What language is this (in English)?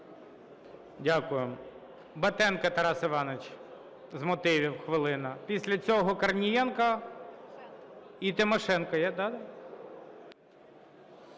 Ukrainian